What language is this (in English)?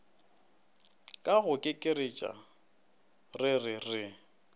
Northern Sotho